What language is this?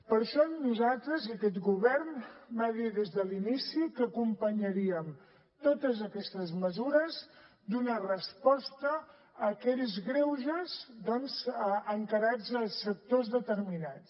Catalan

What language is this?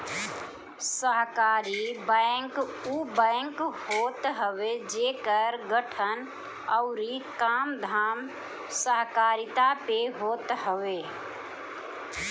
Bhojpuri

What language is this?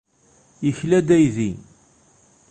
Kabyle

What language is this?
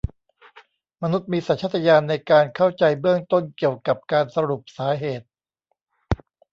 Thai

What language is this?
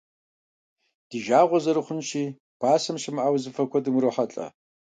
Kabardian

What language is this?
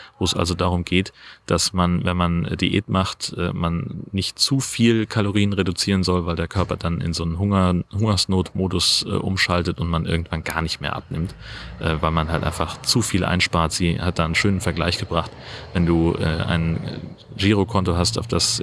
German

